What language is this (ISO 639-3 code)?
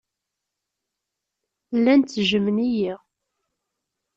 kab